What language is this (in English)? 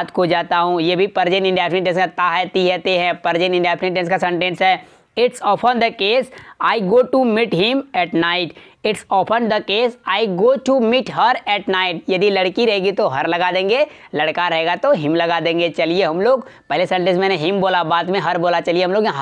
Hindi